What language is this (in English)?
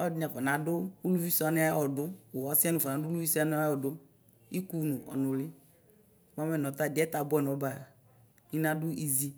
Ikposo